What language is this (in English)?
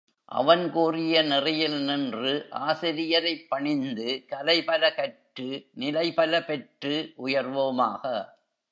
Tamil